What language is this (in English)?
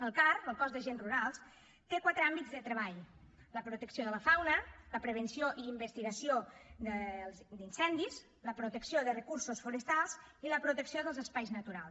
Catalan